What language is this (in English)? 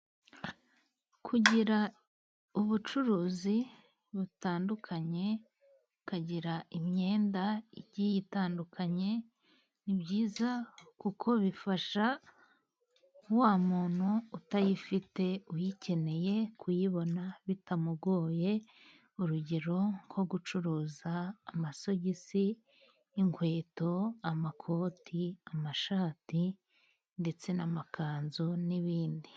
Kinyarwanda